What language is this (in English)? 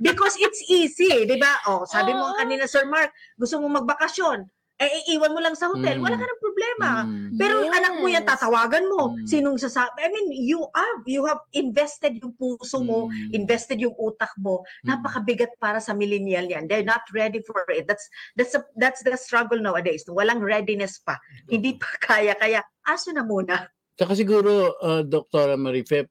Filipino